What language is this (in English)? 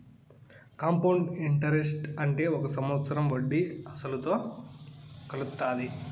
Telugu